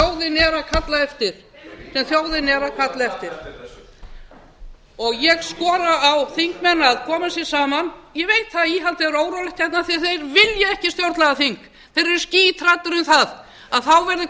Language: Icelandic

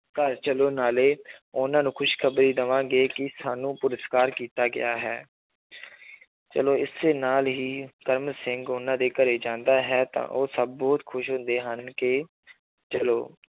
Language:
Punjabi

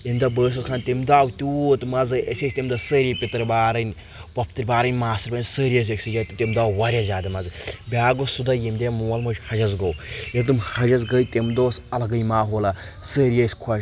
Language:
Kashmiri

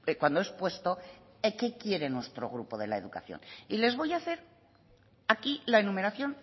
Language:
Spanish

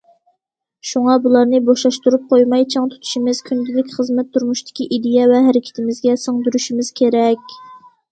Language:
Uyghur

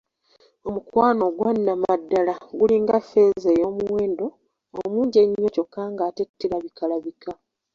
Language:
Ganda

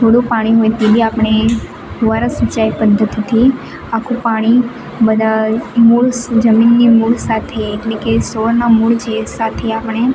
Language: Gujarati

